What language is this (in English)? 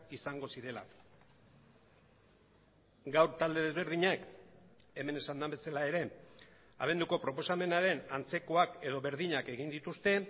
Basque